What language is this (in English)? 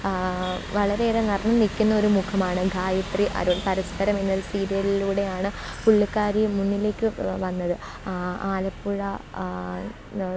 Malayalam